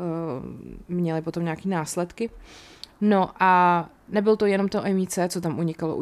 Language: Czech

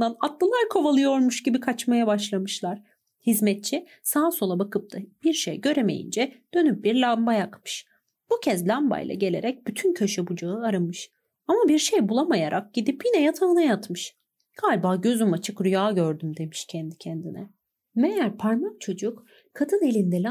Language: Turkish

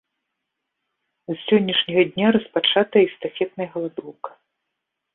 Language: Belarusian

